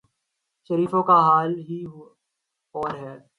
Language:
Urdu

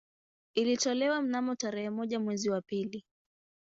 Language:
Swahili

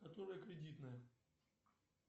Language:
Russian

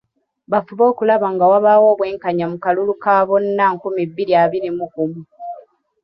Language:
Ganda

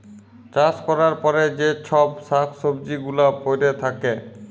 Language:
Bangla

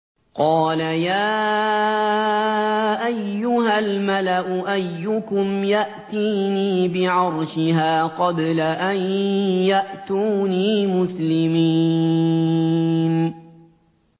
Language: Arabic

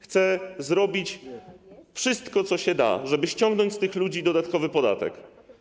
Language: Polish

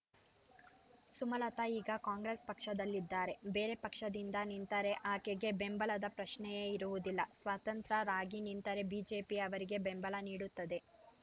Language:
Kannada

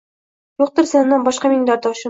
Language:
Uzbek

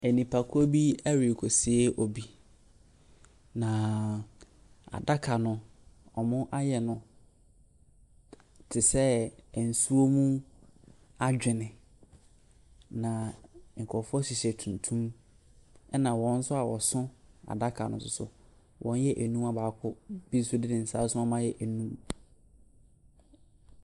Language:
Akan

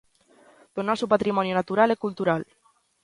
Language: Galician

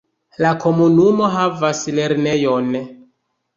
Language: Esperanto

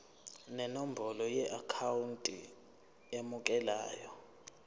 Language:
Zulu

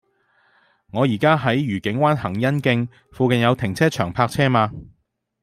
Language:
Cantonese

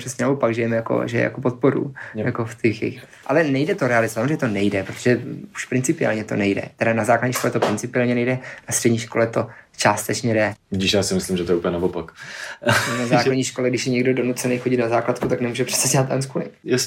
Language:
Czech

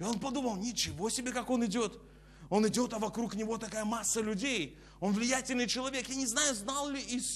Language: Russian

